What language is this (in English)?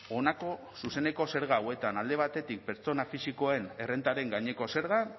Basque